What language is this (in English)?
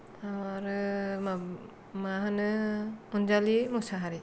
Bodo